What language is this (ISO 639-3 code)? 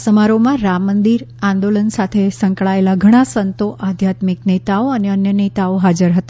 guj